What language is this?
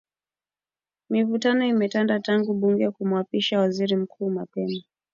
Swahili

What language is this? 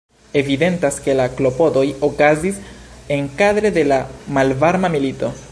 Esperanto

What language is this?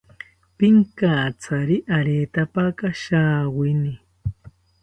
South Ucayali Ashéninka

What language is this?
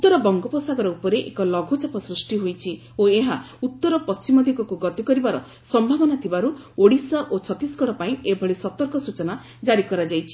Odia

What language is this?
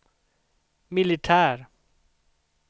Swedish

